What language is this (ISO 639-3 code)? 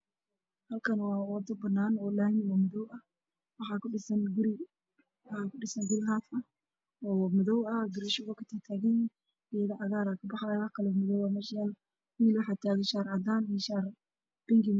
som